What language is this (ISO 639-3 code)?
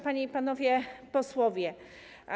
pol